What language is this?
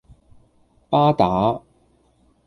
Cantonese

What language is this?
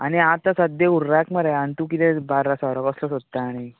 Konkani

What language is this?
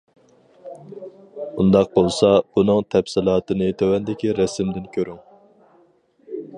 Uyghur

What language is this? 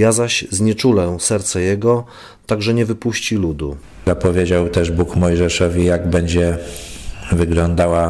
Polish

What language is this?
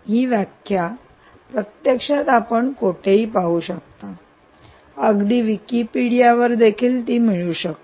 Marathi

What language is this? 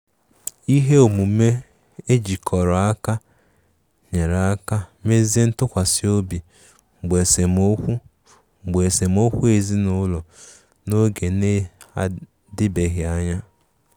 Igbo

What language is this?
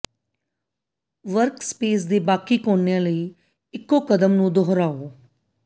Punjabi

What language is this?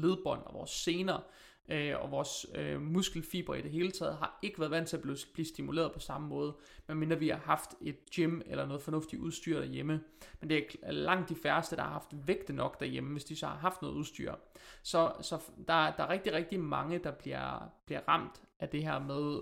Danish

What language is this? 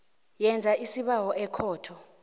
South Ndebele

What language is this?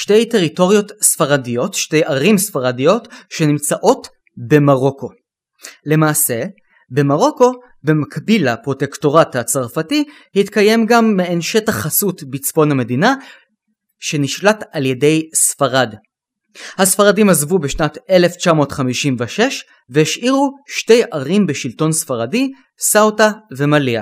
Hebrew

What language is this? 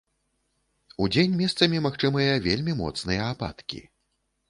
Belarusian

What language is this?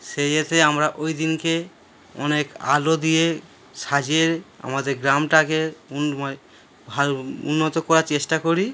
Bangla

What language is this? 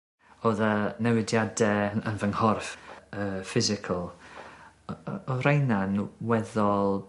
Welsh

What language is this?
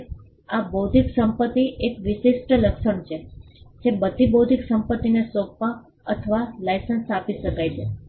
Gujarati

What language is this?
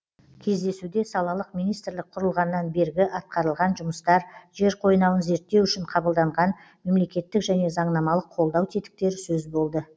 Kazakh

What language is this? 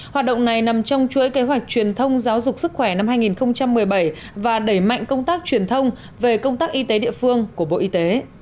Vietnamese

